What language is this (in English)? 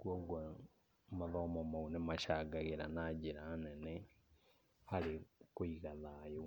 Kikuyu